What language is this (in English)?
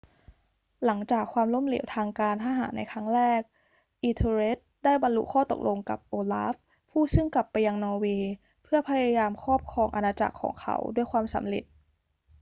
Thai